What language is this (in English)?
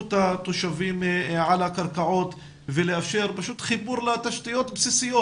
Hebrew